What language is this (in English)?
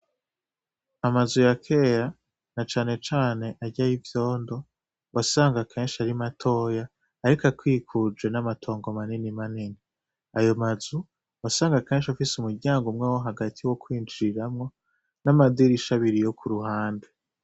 Rundi